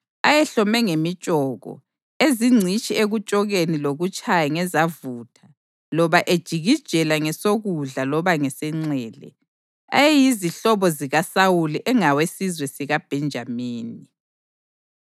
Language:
North Ndebele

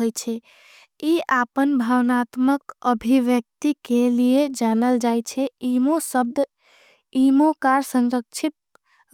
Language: Angika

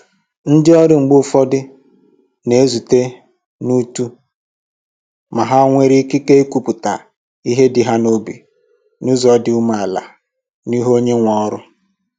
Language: Igbo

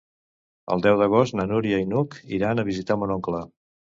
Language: Catalan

